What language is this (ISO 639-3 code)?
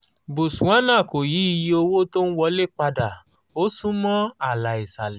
yor